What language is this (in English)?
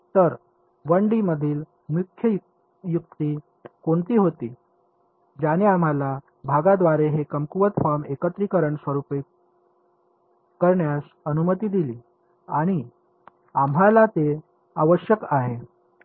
Marathi